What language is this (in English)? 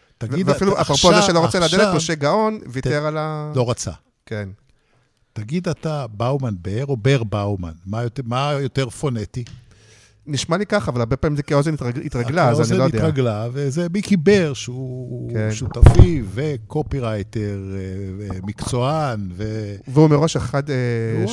Hebrew